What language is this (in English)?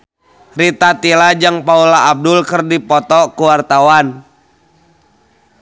Sundanese